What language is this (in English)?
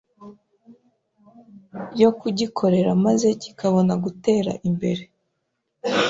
Kinyarwanda